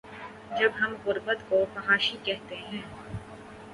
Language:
Urdu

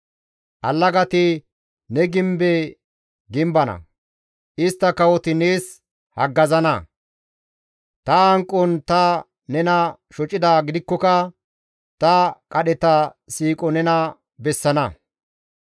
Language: Gamo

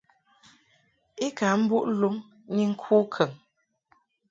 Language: Mungaka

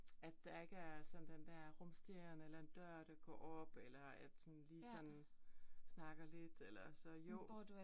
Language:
Danish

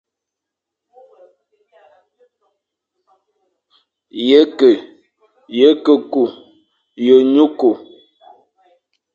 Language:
Fang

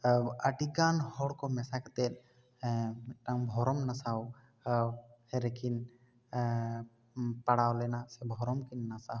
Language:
Santali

